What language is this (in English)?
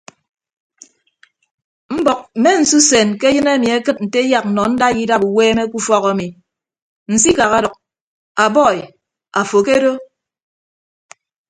Ibibio